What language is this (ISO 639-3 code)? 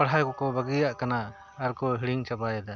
sat